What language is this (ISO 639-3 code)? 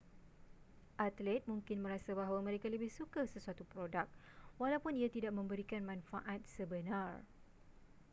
msa